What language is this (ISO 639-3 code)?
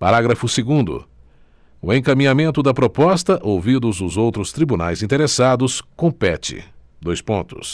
por